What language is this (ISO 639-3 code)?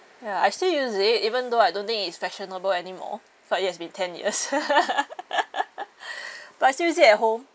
eng